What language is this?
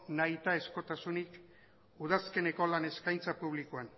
Basque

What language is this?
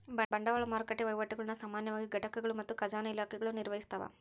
Kannada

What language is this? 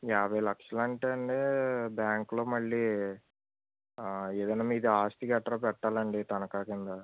Telugu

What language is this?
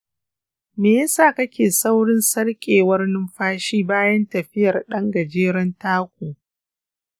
Hausa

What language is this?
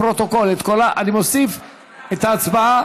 Hebrew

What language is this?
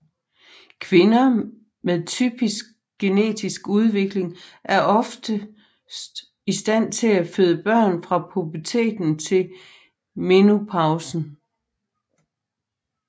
Danish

